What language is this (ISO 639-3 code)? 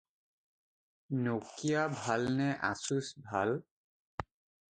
asm